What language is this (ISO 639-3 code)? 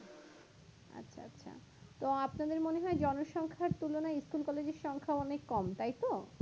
ben